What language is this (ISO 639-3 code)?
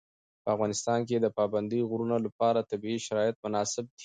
pus